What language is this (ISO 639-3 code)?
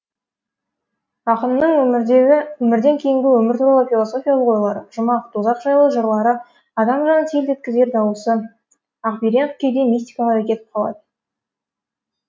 kaz